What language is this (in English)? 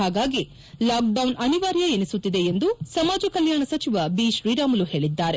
Kannada